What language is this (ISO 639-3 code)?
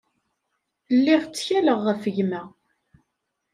kab